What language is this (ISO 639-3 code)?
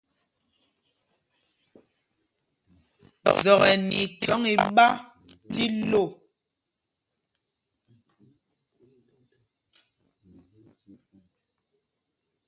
mgg